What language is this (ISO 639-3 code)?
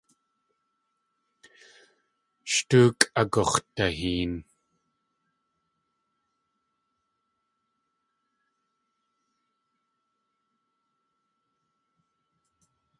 tli